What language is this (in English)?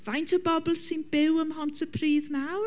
Welsh